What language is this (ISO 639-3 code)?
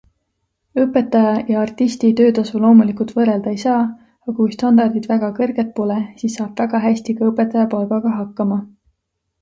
est